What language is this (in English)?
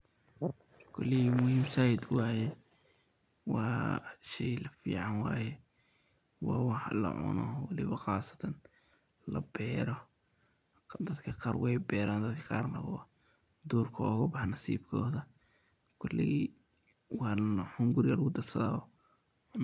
Somali